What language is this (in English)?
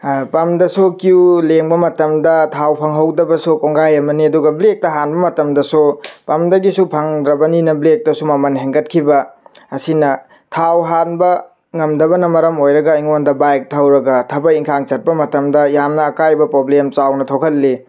Manipuri